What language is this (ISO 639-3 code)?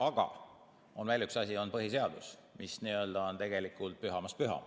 est